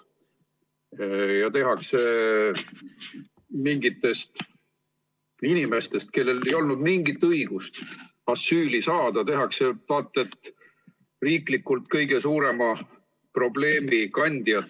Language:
Estonian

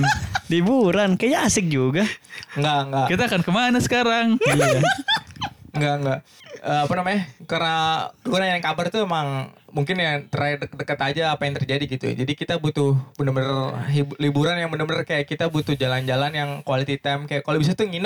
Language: Indonesian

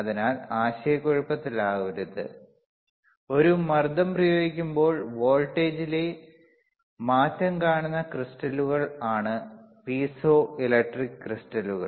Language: Malayalam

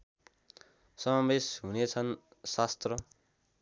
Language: Nepali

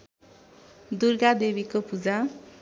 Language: Nepali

